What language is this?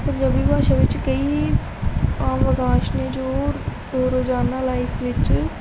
Punjabi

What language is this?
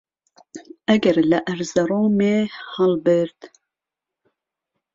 Central Kurdish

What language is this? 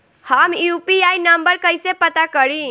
Bhojpuri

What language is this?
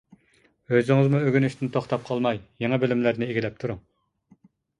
Uyghur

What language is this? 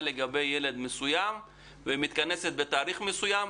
Hebrew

